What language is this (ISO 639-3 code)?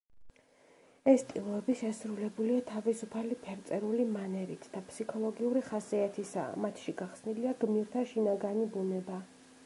kat